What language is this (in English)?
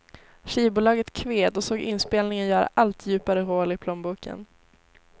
Swedish